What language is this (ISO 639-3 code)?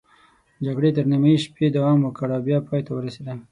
pus